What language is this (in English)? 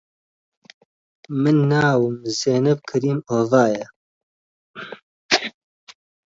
Central Kurdish